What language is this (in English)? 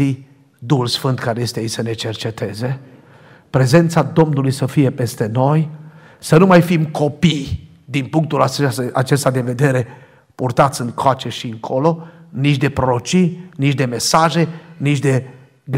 Romanian